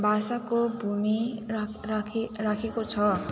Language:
Nepali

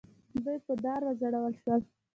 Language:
Pashto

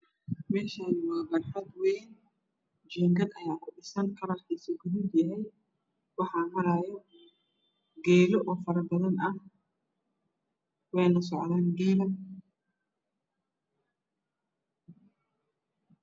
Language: Somali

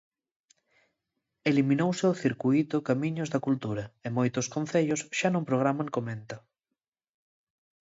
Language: Galician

